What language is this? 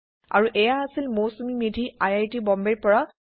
Assamese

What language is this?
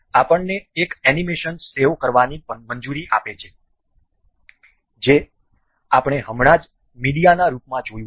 Gujarati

